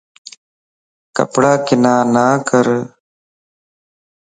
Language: Lasi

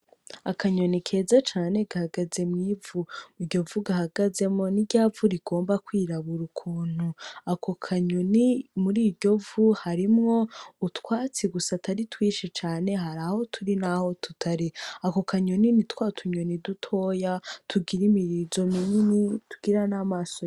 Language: Rundi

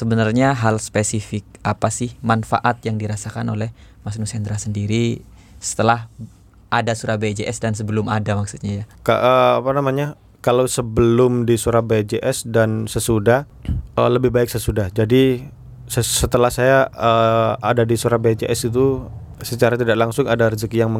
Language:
Indonesian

